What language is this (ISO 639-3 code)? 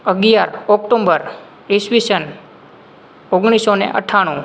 guj